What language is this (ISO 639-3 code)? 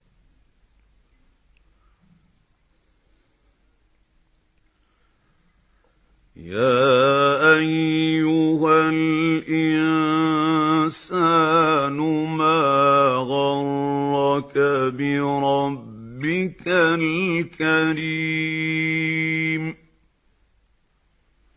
ara